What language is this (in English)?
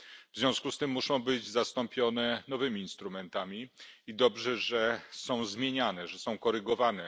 Polish